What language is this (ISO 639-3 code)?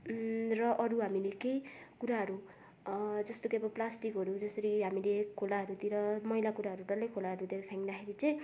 nep